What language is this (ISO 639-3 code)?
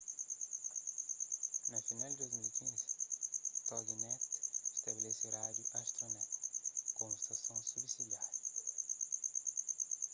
kea